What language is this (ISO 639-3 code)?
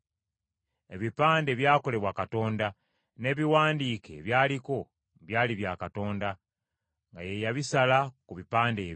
lug